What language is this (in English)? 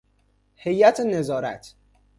Persian